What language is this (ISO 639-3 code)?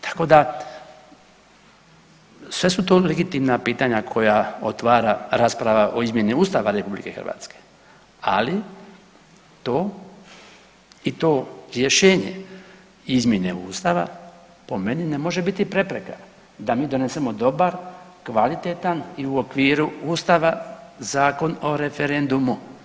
hrv